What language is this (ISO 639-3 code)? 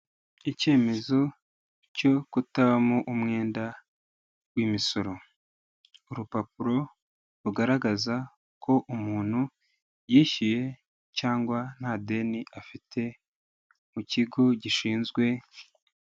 kin